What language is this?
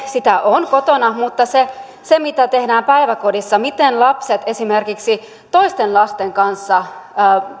Finnish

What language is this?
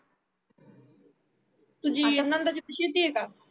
Marathi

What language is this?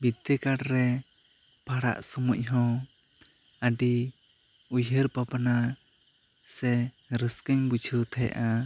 Santali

